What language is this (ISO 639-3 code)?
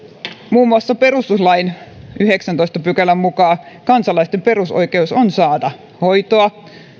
fin